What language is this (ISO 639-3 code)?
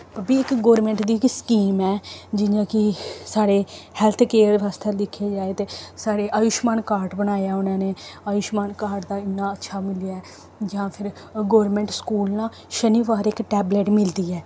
doi